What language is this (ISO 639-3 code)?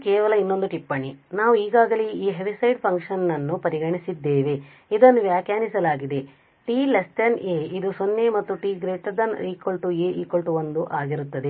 kan